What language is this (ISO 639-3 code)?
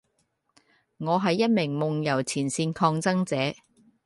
yue